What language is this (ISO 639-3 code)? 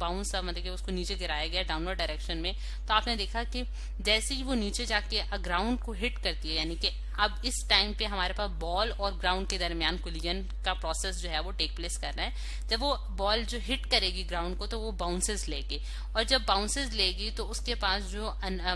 rus